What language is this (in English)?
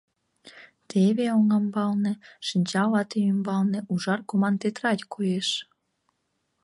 Mari